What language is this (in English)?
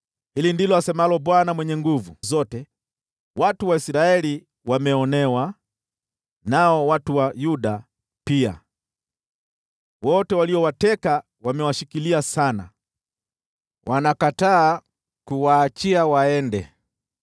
Swahili